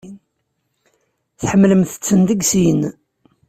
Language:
Kabyle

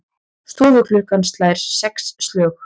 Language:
Icelandic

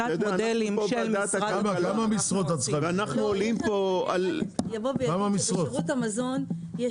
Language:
Hebrew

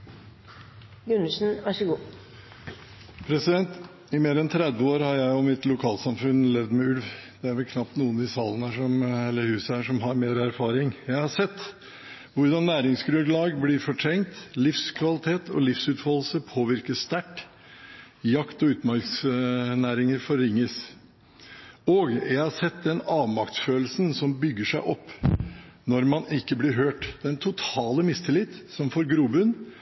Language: Norwegian Bokmål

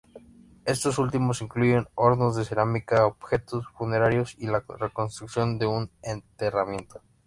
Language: Spanish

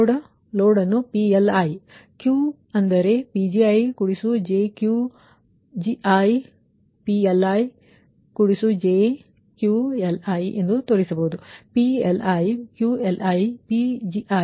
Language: Kannada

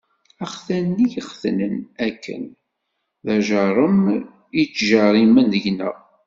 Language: Kabyle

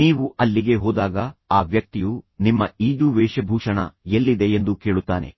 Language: Kannada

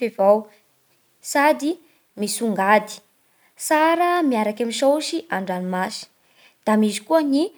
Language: Bara Malagasy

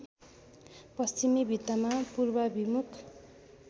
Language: Nepali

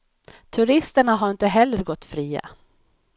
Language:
Swedish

